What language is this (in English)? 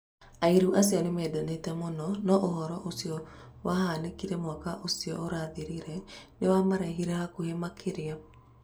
Kikuyu